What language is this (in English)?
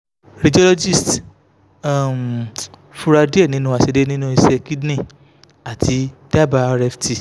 Yoruba